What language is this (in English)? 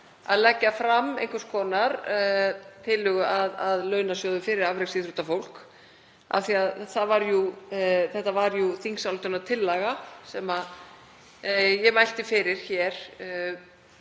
Icelandic